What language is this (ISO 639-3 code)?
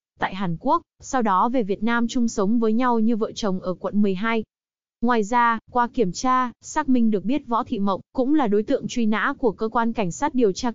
vie